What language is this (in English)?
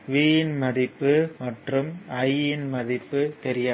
Tamil